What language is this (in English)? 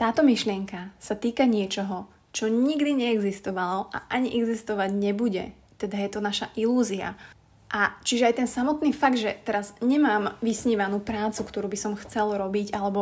Slovak